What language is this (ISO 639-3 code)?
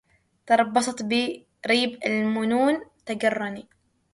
ara